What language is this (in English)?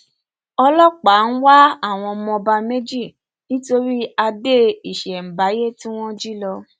Yoruba